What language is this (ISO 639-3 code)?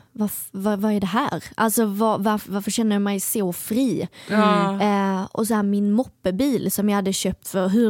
swe